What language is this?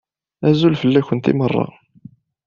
Kabyle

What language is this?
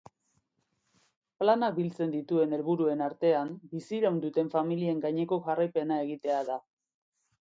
Basque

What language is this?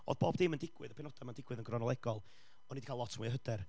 Welsh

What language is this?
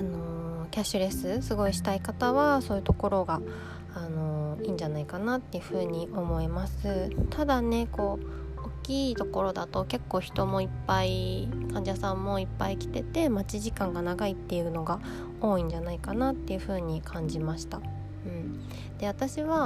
Japanese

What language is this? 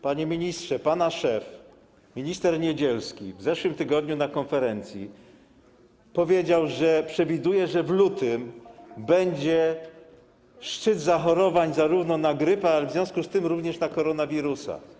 Polish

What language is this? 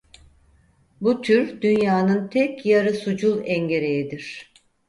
Turkish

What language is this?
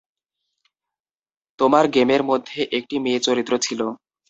Bangla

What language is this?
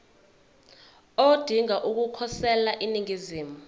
Zulu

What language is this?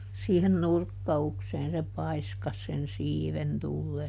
Finnish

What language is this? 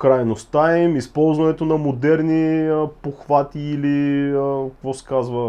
Bulgarian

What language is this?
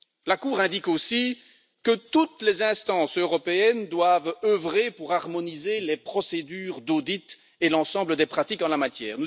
French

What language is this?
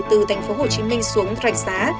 Vietnamese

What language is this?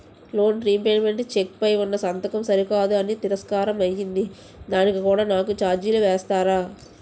Telugu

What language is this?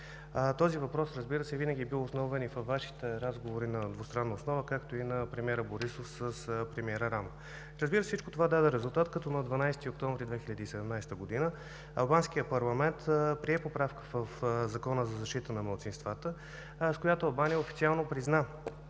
Bulgarian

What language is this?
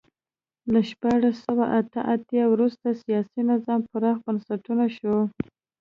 Pashto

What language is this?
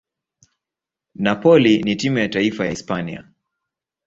Swahili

